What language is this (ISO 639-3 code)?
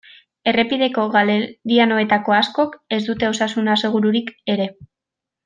eus